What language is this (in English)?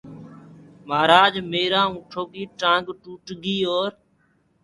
Gurgula